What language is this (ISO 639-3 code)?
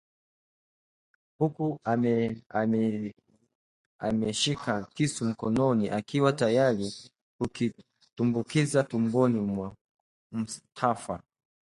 swa